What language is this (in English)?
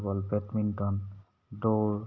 Assamese